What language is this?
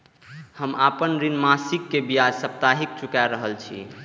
Maithili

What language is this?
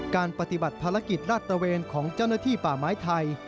Thai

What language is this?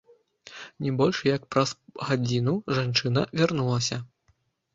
Belarusian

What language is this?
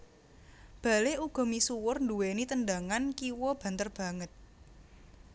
Javanese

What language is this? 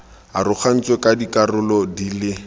Tswana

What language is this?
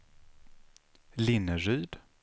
Swedish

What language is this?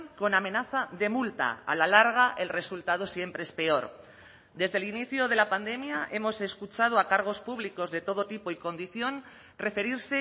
Spanish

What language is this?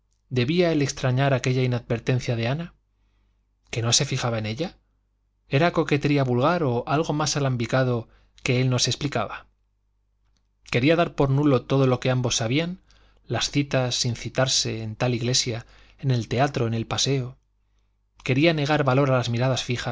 Spanish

